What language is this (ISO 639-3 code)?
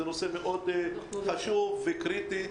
heb